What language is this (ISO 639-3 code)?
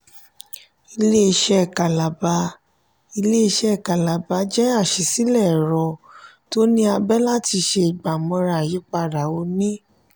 yor